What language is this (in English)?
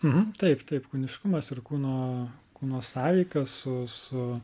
Lithuanian